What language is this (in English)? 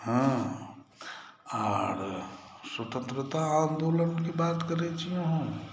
Maithili